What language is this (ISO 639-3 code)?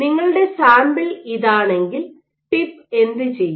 mal